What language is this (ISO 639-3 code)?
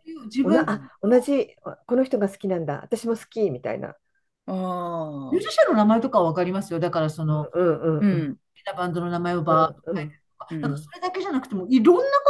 jpn